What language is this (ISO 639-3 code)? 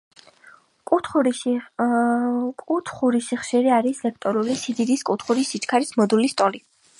kat